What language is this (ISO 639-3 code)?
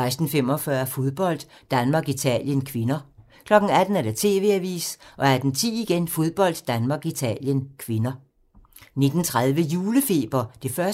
dan